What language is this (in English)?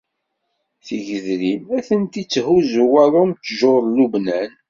Kabyle